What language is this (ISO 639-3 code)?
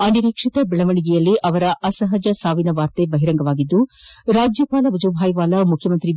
kan